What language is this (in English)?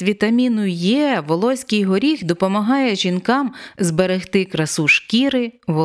Ukrainian